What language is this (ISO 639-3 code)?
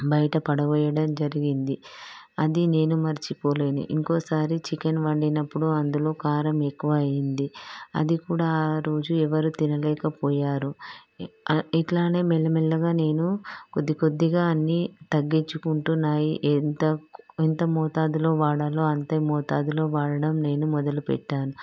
tel